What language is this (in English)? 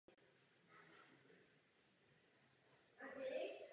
Czech